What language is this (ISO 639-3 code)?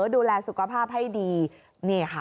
tha